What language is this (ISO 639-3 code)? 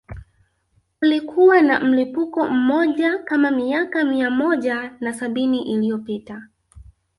swa